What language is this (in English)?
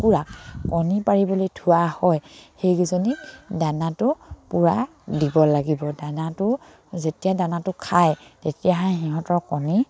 Assamese